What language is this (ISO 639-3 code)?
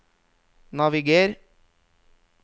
nor